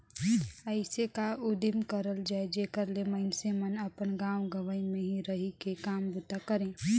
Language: Chhattisgarhi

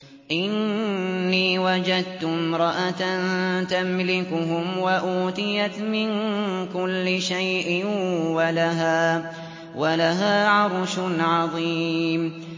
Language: Arabic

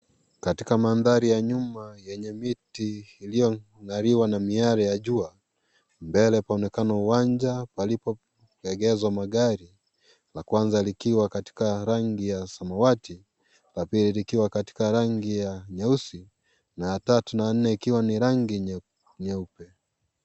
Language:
Swahili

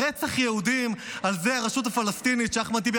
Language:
Hebrew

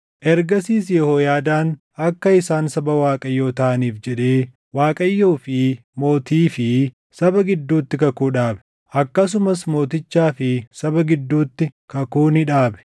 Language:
Oromo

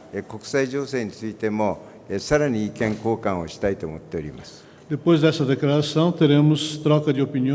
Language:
Portuguese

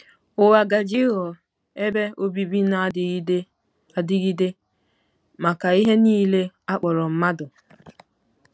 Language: Igbo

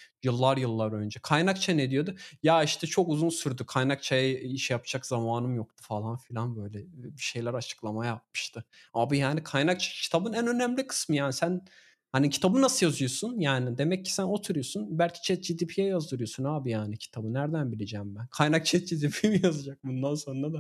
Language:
Turkish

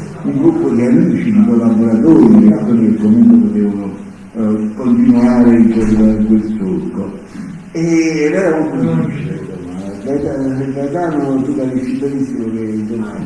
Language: Italian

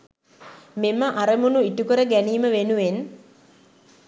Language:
Sinhala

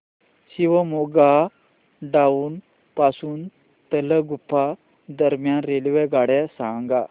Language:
Marathi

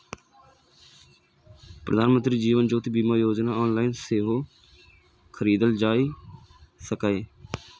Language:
Maithili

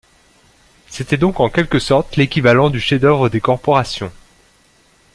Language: French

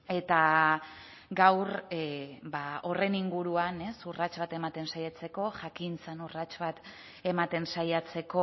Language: Basque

